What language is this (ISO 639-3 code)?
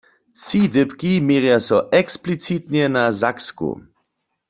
hsb